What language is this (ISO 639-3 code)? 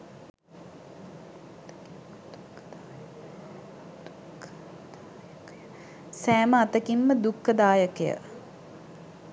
sin